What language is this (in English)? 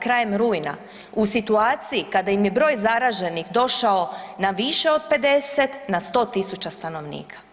Croatian